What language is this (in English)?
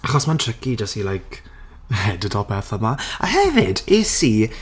Welsh